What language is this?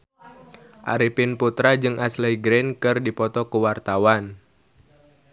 Sundanese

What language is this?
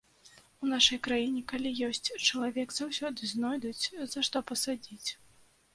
Belarusian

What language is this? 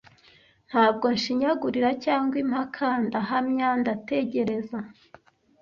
Kinyarwanda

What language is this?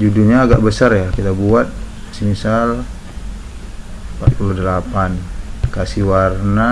Indonesian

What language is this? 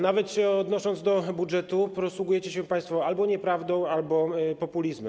Polish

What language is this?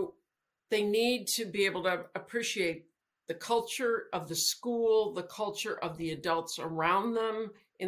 English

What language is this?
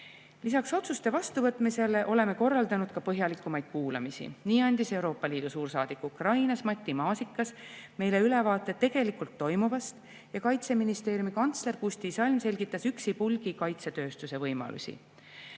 Estonian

